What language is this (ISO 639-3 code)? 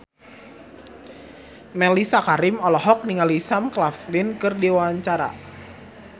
sun